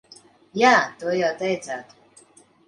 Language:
Latvian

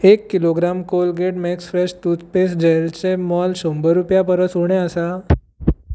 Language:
Konkani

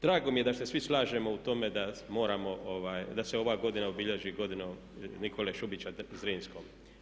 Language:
Croatian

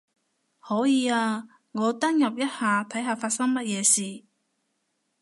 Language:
Cantonese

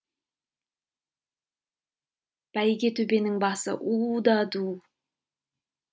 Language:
Kazakh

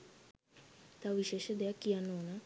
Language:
Sinhala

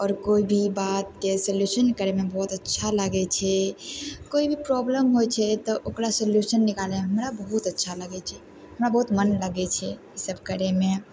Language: Maithili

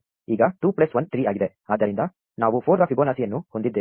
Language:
Kannada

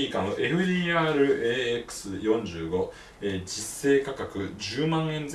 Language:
Japanese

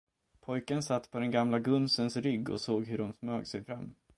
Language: Swedish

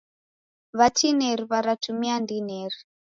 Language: Taita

